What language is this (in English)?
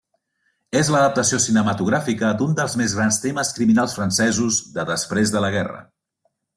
Catalan